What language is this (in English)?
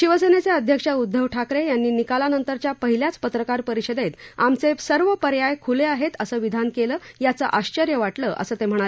Marathi